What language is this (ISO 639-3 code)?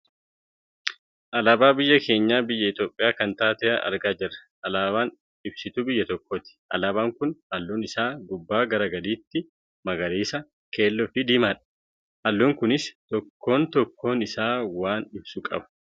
orm